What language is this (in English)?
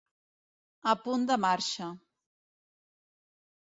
Catalan